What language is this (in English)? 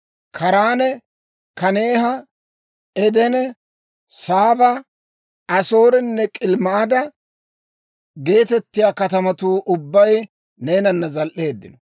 Dawro